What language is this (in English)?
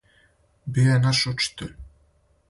Serbian